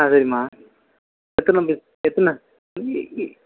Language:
Tamil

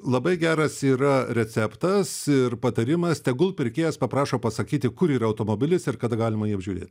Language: Lithuanian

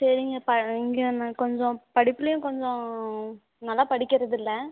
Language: Tamil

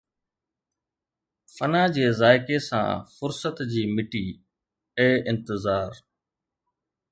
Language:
Sindhi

